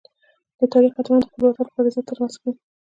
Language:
Pashto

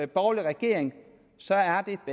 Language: Danish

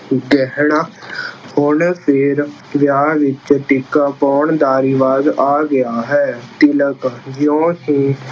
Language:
Punjabi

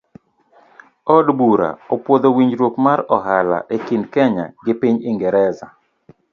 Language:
Luo (Kenya and Tanzania)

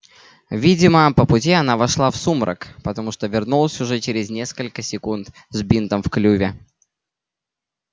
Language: Russian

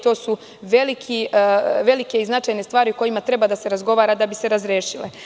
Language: Serbian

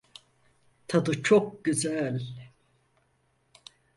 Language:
Turkish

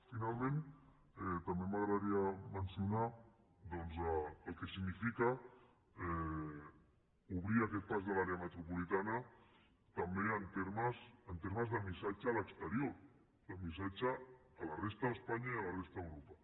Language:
Catalan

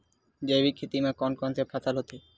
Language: Chhattisgarhi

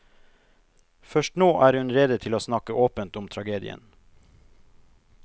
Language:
Norwegian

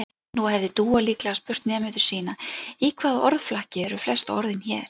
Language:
Icelandic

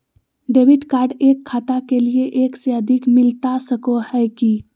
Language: Magahi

